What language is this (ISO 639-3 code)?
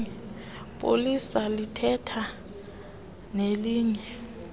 xho